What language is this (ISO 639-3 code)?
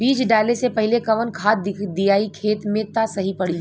bho